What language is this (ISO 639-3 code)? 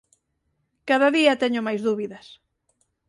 glg